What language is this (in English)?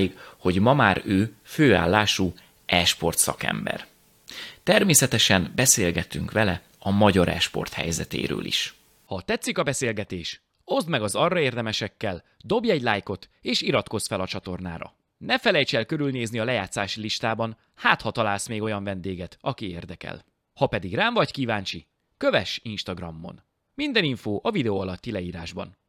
Hungarian